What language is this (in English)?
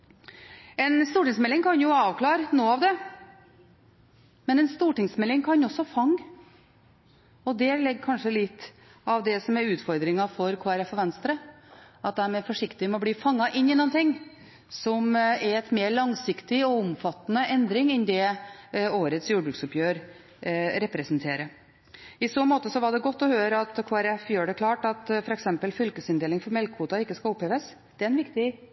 Norwegian Bokmål